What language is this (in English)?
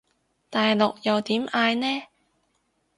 Cantonese